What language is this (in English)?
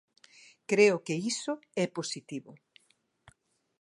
Galician